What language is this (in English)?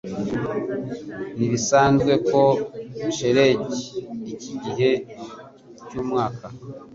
Kinyarwanda